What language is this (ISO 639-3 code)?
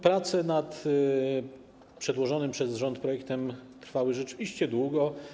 pol